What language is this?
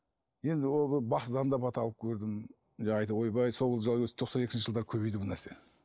Kazakh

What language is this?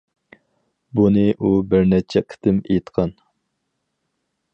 Uyghur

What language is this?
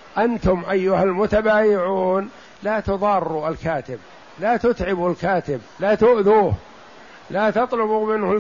Arabic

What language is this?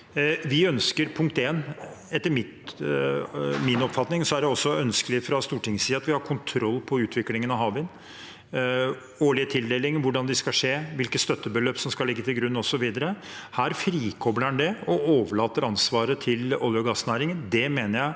Norwegian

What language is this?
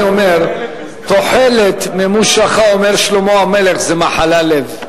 Hebrew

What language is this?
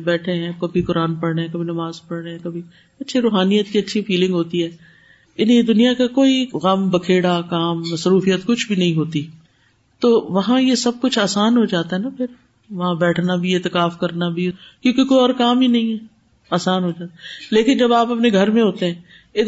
Urdu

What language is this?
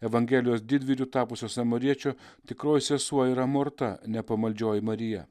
Lithuanian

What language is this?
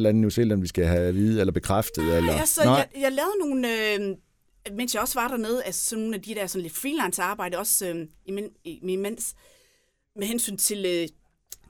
Danish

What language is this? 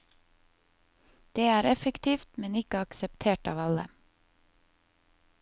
Norwegian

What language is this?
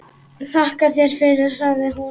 Icelandic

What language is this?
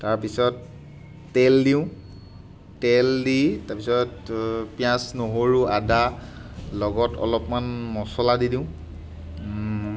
Assamese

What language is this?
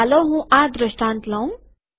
Gujarati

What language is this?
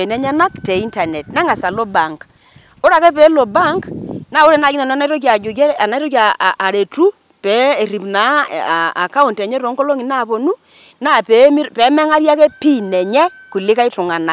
Masai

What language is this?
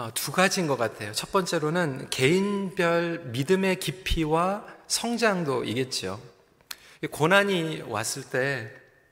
Korean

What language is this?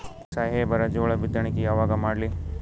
Kannada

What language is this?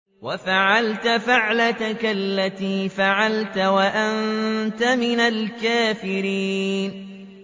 Arabic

